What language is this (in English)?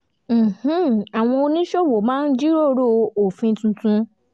Yoruba